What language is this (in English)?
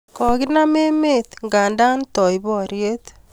Kalenjin